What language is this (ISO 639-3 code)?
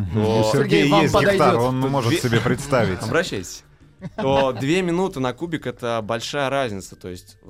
rus